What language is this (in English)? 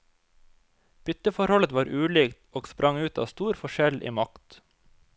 Norwegian